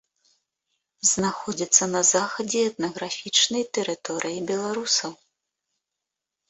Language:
Belarusian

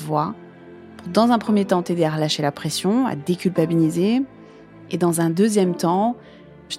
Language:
French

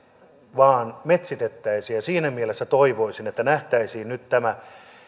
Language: Finnish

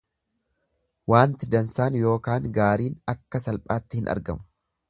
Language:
Oromo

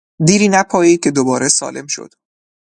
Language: Persian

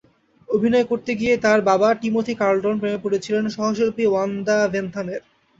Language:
Bangla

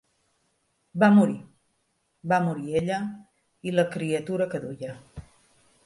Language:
Catalan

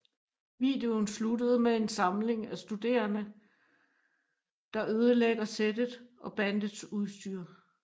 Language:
Danish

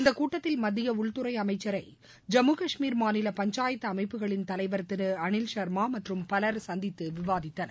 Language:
Tamil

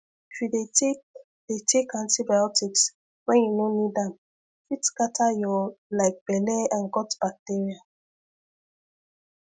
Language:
Nigerian Pidgin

